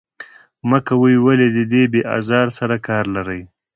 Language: Pashto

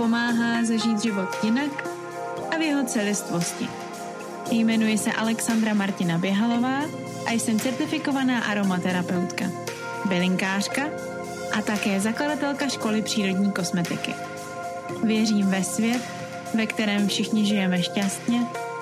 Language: Czech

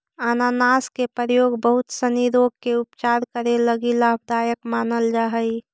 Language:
Magahi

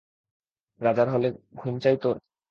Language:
Bangla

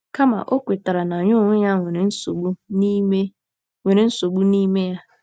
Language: Igbo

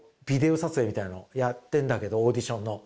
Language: Japanese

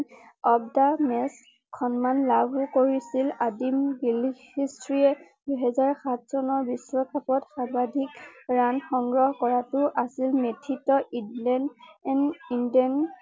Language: Assamese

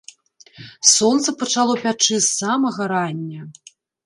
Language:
Belarusian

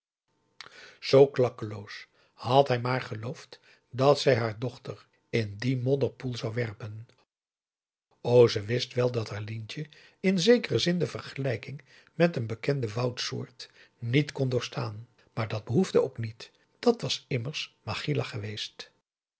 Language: Dutch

